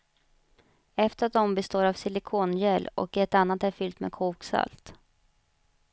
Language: Swedish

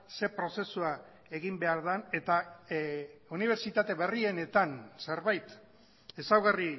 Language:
Basque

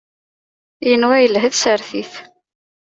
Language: Kabyle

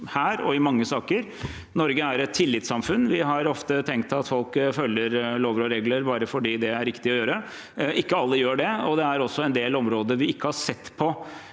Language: Norwegian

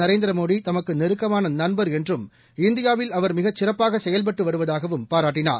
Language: Tamil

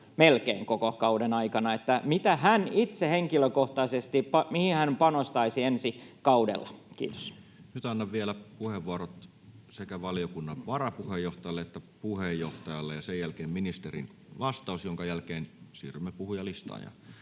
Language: Finnish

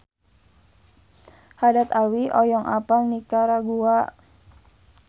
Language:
Sundanese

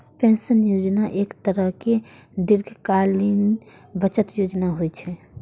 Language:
Maithili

